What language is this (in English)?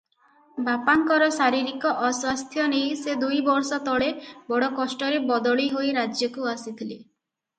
Odia